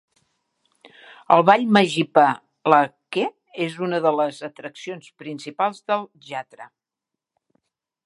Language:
Catalan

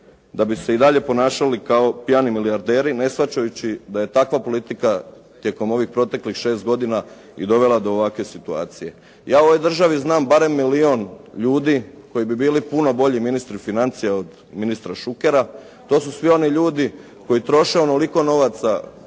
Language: Croatian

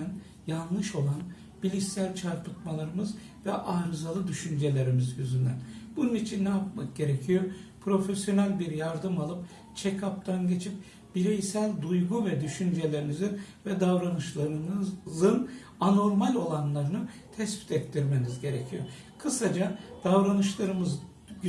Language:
Turkish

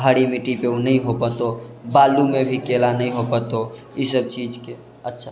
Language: Maithili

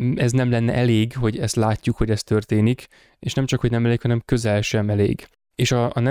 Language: Hungarian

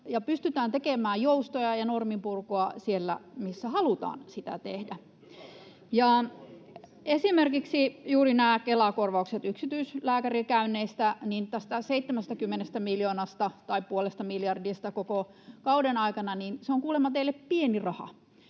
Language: Finnish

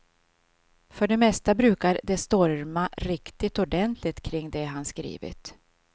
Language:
Swedish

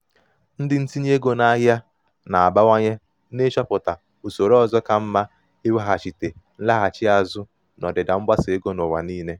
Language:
Igbo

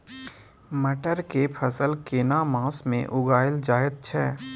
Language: Maithili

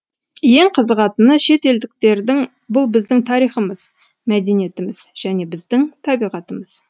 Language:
Kazakh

